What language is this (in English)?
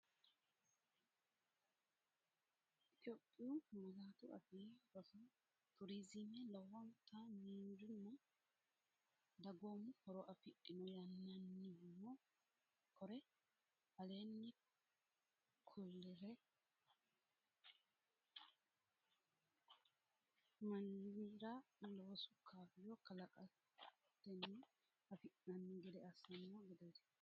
Sidamo